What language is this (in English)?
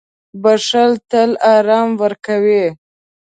Pashto